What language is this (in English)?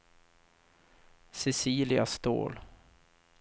Swedish